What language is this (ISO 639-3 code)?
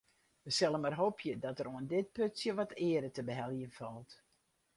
fry